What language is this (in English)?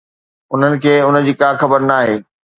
Sindhi